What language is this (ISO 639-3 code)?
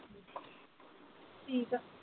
pan